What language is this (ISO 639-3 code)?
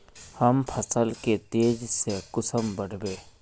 mag